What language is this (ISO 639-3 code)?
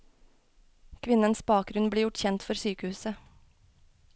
nor